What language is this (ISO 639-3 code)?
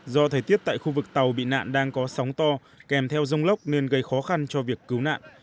vie